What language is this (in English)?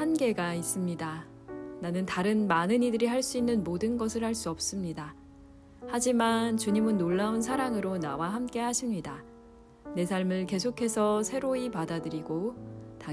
Korean